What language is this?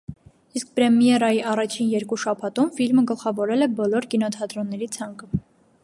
Armenian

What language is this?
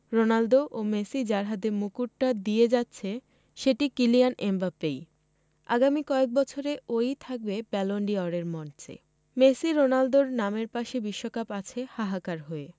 Bangla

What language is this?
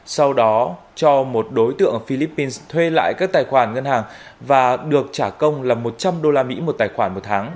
Vietnamese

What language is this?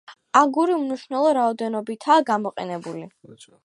Georgian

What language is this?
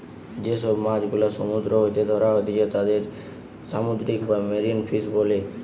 Bangla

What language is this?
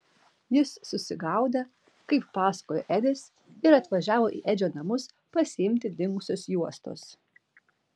Lithuanian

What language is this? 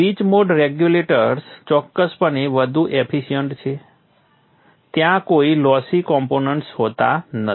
Gujarati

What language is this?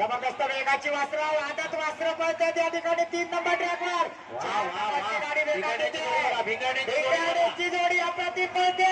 Hindi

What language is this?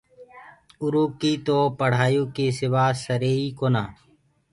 Gurgula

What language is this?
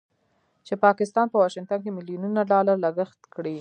Pashto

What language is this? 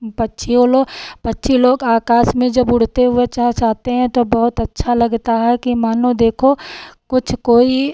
Hindi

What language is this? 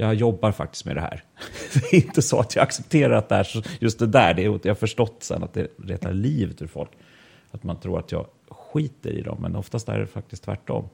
Swedish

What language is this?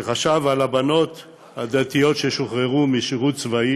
Hebrew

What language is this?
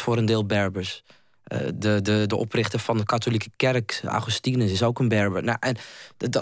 Dutch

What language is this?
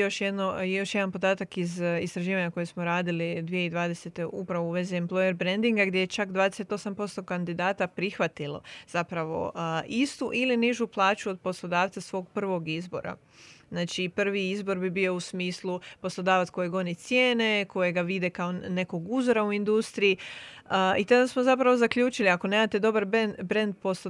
Croatian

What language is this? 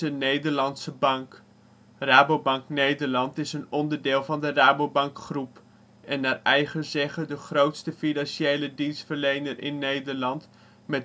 Dutch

